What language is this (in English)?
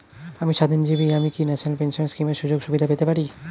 Bangla